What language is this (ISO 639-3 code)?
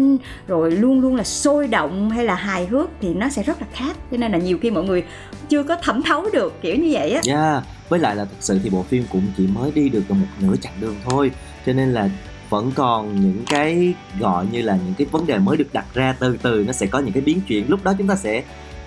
vie